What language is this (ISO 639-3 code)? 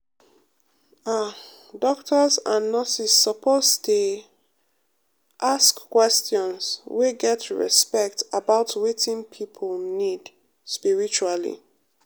pcm